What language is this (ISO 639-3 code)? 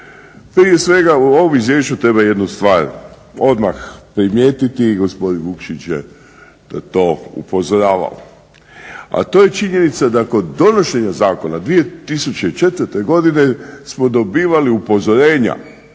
hrv